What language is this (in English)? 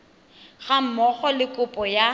Tswana